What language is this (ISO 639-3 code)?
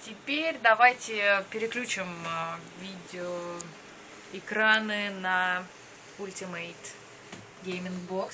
rus